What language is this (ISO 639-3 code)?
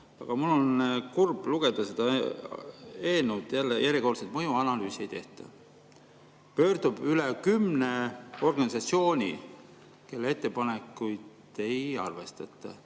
est